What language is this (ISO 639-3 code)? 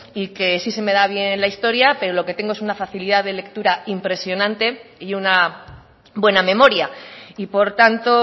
spa